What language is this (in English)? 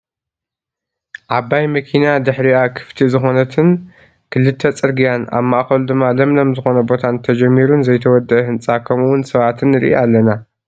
Tigrinya